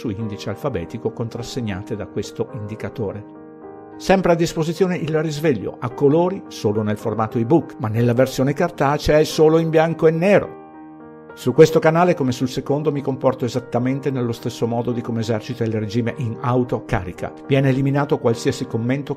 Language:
Italian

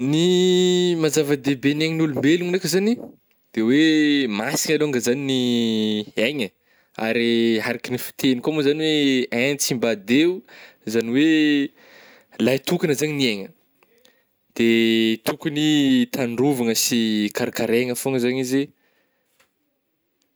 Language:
Northern Betsimisaraka Malagasy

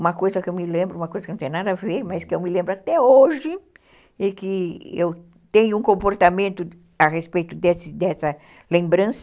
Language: Portuguese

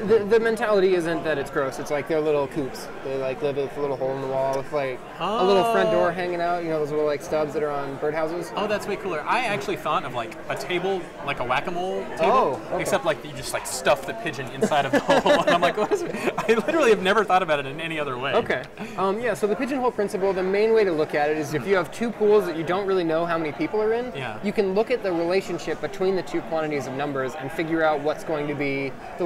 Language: English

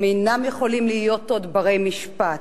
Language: Hebrew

